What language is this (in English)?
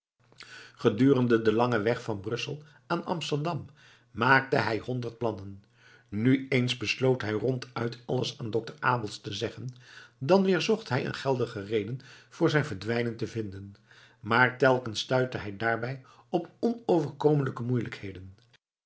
Dutch